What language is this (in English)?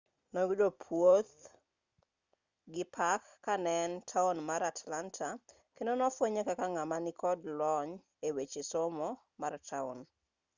Luo (Kenya and Tanzania)